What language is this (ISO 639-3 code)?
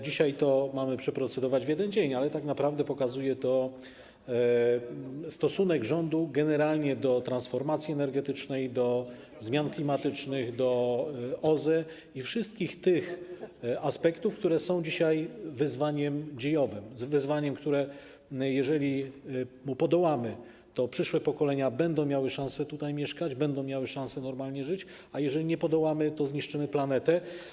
pol